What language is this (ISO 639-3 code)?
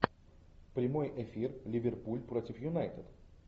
rus